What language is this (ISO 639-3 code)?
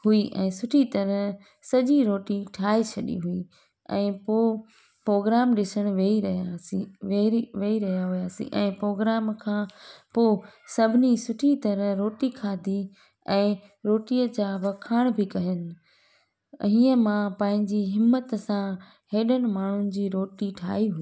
snd